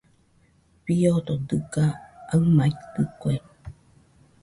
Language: Nüpode Huitoto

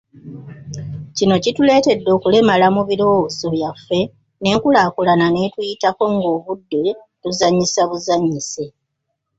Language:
Ganda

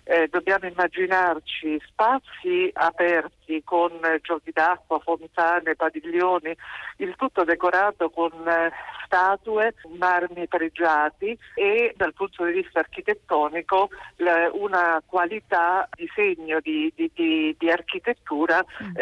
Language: Italian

